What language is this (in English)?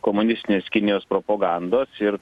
Lithuanian